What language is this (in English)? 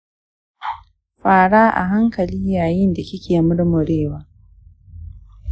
Hausa